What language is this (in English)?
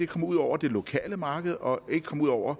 Danish